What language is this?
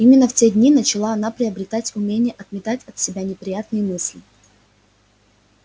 Russian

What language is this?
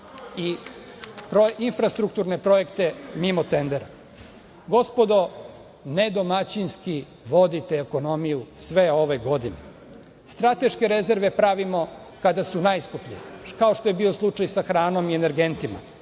Serbian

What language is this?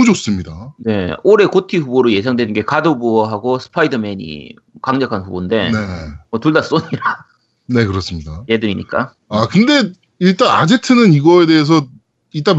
Korean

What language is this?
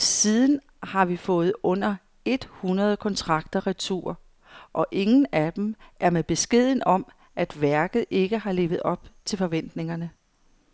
Danish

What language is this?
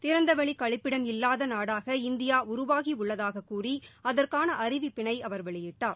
Tamil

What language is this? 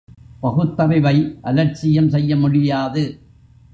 Tamil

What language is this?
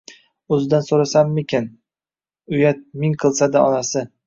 Uzbek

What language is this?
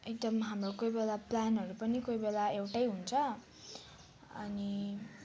Nepali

